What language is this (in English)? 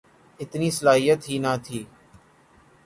Urdu